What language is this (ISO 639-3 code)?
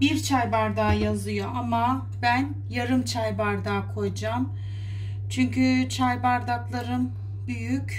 tur